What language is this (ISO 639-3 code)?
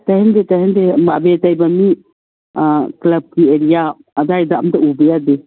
mni